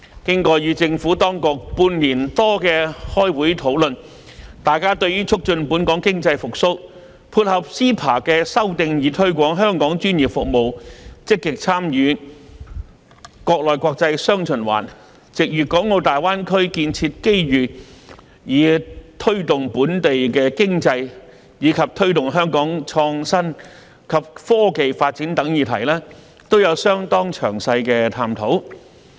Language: Cantonese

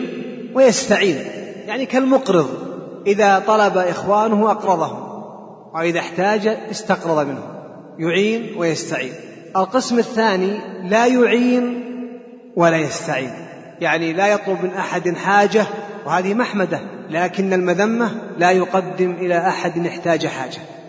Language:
Arabic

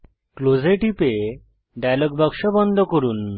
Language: Bangla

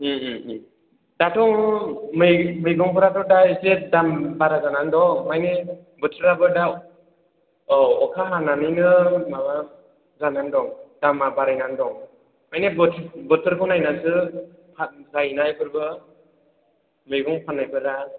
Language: Bodo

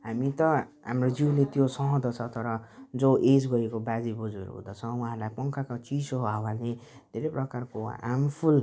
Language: Nepali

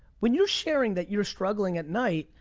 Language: English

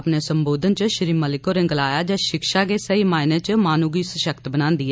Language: Dogri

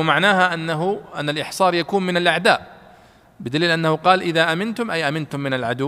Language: Arabic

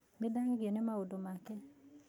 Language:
Kikuyu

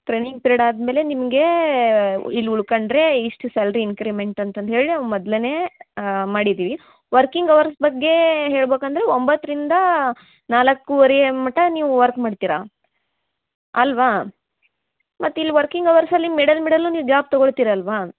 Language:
Kannada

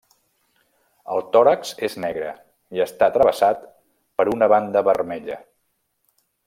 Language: Catalan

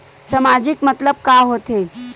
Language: Chhattisgarhi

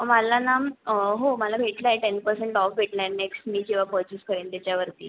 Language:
Marathi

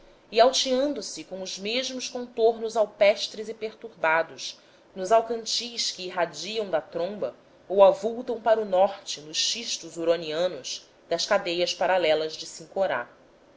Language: Portuguese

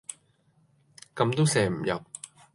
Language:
Cantonese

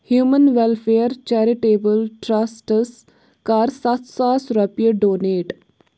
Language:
Kashmiri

